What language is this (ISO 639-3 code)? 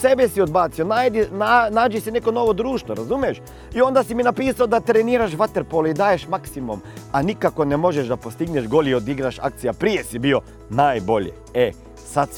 hrv